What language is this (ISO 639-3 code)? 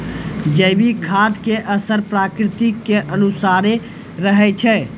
mai